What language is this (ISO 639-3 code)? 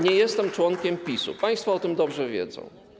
pol